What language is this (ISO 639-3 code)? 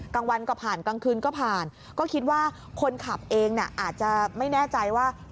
tha